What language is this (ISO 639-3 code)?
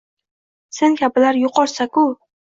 uzb